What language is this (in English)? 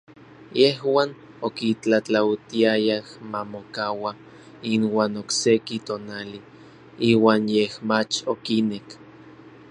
Orizaba Nahuatl